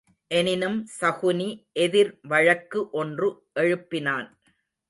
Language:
Tamil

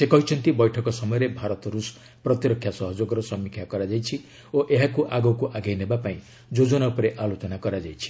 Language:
Odia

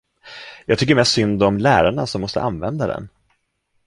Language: Swedish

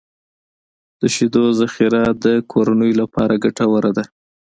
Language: Pashto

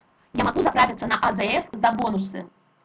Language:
Russian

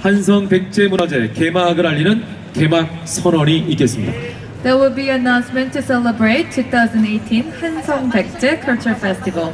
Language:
Korean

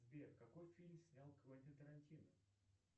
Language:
Russian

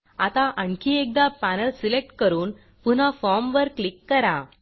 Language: Marathi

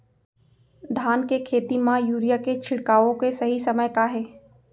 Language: Chhattisgarhi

